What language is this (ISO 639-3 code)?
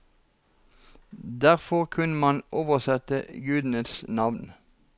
nor